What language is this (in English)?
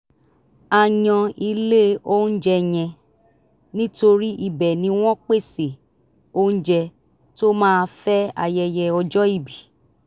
Yoruba